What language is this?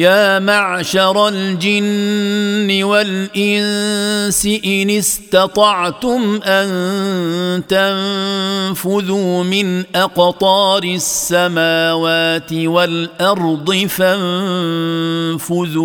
Arabic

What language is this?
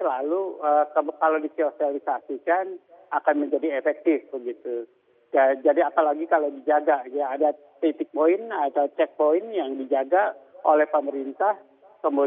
Indonesian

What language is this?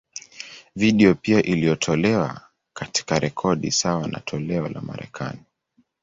Swahili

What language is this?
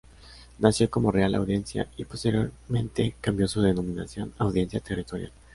Spanish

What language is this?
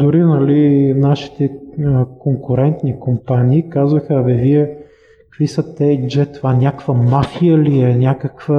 Bulgarian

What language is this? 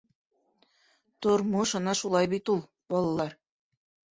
Bashkir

